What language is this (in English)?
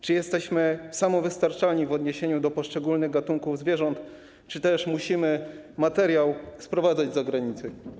Polish